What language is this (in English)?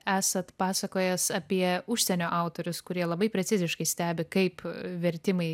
Lithuanian